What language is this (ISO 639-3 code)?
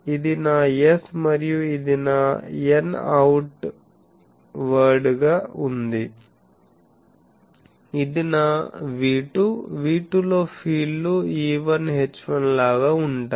tel